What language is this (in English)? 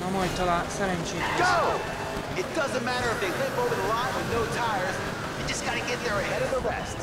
Hungarian